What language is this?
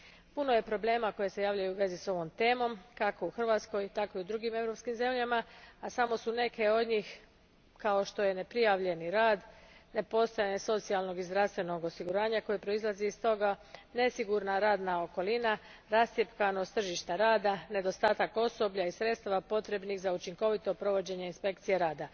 Croatian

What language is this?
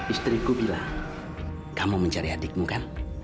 Indonesian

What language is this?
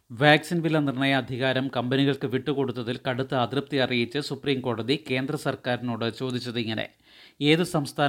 Malayalam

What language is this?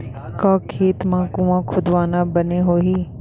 Chhattisgarhi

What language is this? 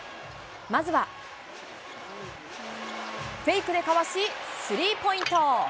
Japanese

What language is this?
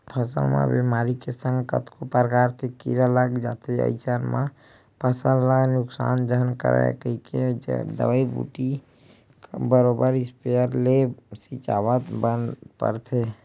Chhattisgarhi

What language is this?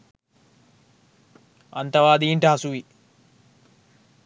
Sinhala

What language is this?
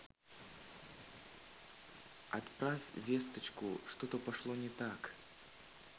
Russian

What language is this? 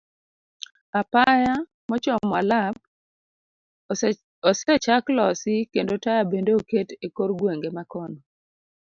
Luo (Kenya and Tanzania)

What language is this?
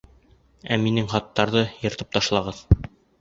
Bashkir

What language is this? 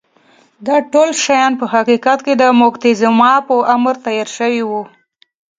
Pashto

